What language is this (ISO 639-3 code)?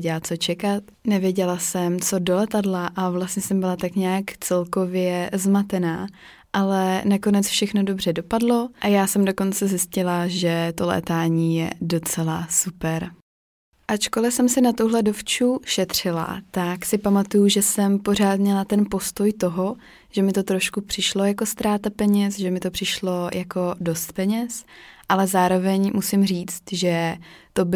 ces